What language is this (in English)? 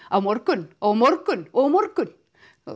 Icelandic